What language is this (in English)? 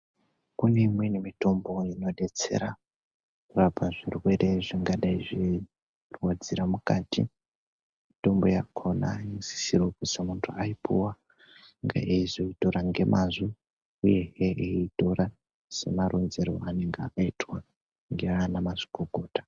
Ndau